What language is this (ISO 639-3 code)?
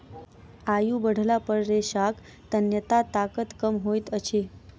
mai